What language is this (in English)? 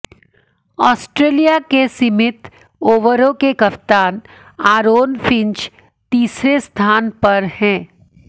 Hindi